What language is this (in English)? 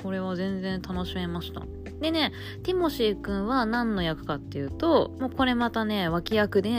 Japanese